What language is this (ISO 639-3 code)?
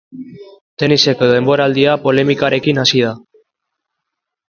eus